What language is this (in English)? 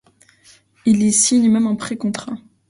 French